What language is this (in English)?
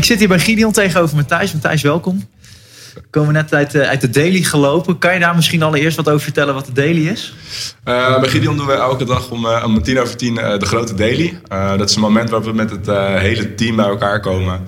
Dutch